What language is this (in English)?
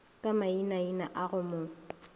Northern Sotho